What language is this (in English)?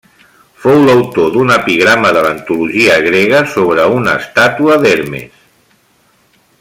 Catalan